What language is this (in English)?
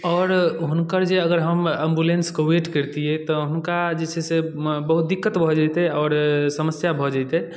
Maithili